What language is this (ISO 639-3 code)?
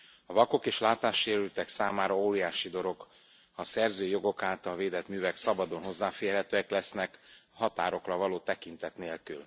hun